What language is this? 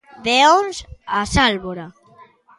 Galician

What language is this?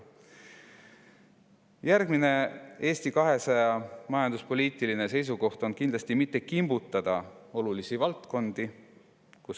Estonian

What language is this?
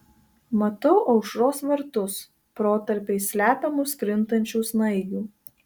Lithuanian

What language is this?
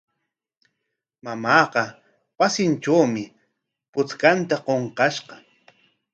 Corongo Ancash Quechua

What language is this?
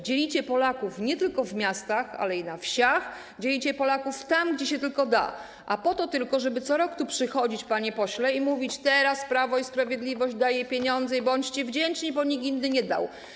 Polish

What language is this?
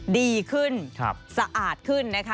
Thai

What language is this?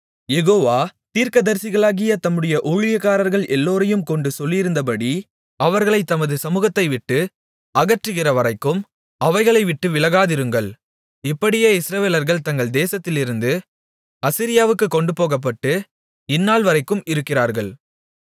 Tamil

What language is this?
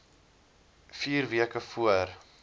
Afrikaans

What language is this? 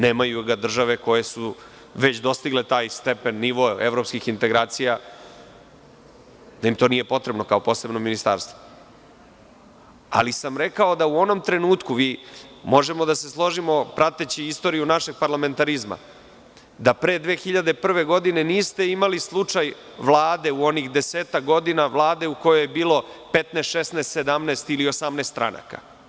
Serbian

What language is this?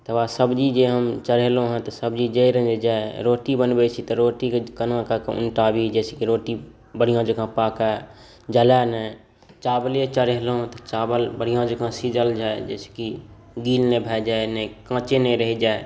Maithili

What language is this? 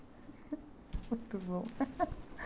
Portuguese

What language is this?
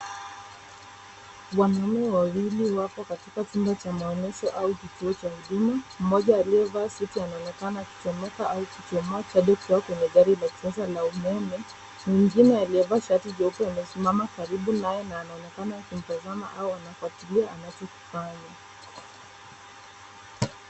Swahili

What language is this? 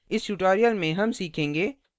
Hindi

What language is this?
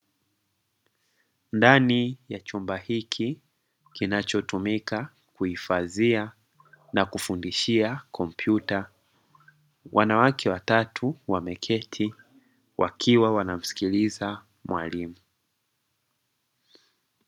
Swahili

